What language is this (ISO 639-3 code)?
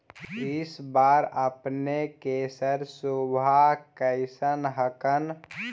mag